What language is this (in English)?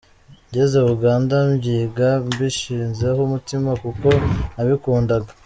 Kinyarwanda